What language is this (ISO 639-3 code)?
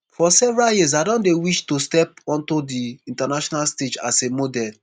pcm